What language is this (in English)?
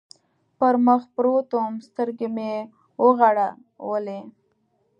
Pashto